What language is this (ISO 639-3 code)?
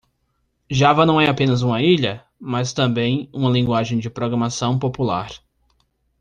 por